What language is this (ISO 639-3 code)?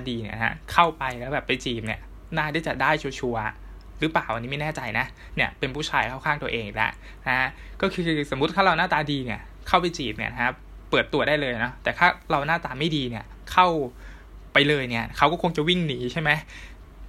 tha